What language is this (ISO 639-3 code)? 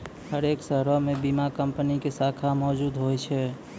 mai